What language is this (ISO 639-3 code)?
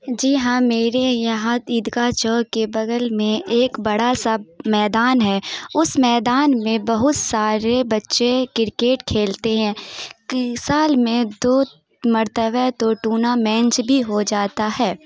urd